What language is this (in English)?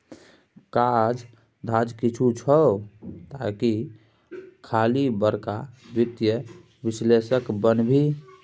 Maithili